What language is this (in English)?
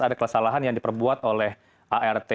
Indonesian